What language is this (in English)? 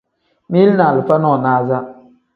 Tem